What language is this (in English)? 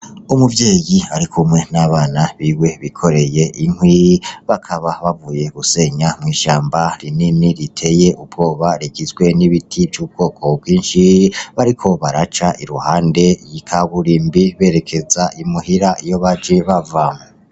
Rundi